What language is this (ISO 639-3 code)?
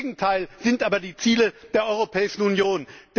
deu